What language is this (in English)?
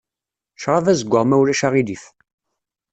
Kabyle